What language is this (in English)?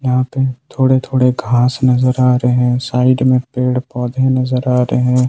Hindi